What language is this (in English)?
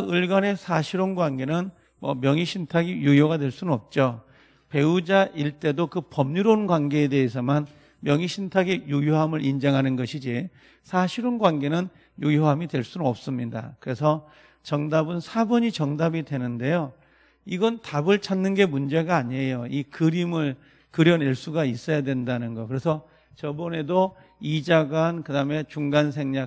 Korean